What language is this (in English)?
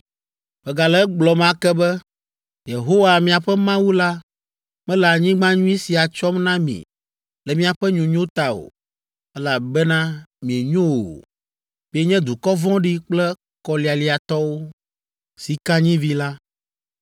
Ewe